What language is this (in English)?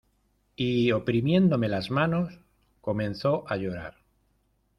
Spanish